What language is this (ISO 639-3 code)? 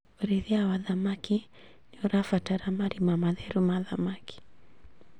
kik